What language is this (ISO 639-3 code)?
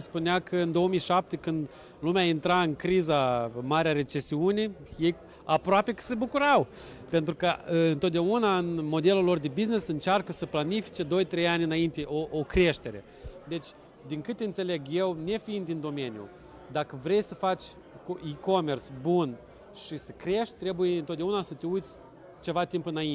ron